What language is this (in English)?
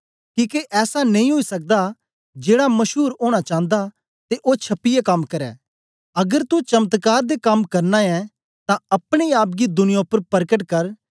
Dogri